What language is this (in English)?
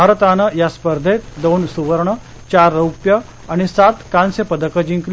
Marathi